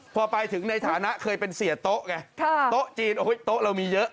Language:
Thai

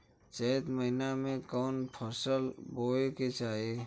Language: Bhojpuri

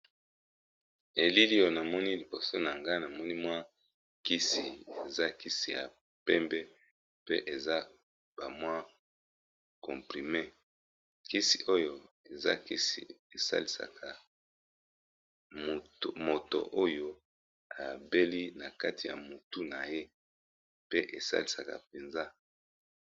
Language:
Lingala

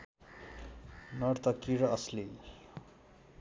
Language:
Nepali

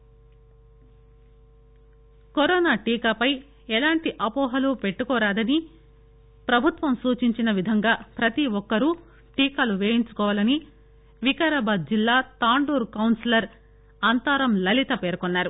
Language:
Telugu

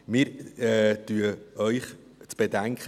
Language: Swiss German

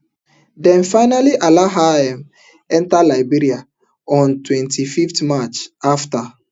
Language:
Nigerian Pidgin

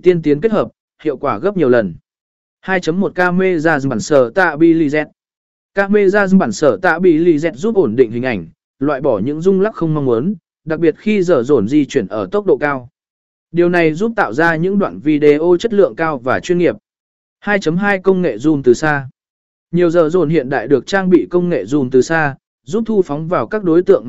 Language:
Vietnamese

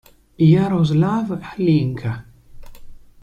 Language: Italian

